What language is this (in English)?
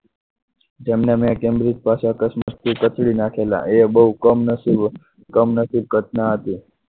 Gujarati